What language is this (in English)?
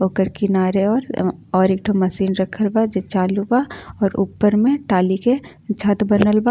Bhojpuri